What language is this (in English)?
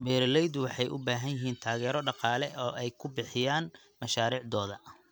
Somali